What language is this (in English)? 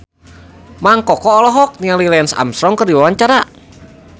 Sundanese